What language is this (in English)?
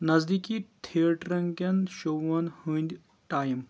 Kashmiri